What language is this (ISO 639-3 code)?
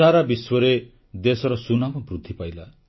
ori